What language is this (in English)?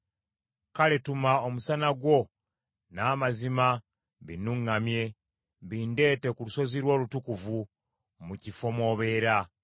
Ganda